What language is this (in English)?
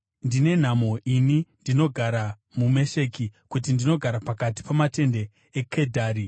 Shona